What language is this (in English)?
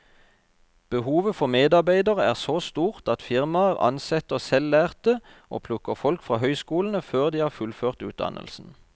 Norwegian